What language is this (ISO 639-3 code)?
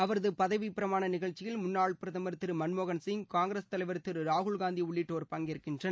tam